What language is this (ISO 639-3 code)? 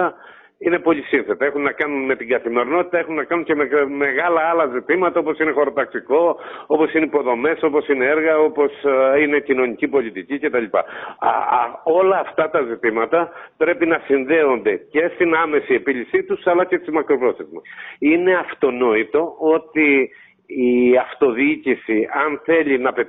ell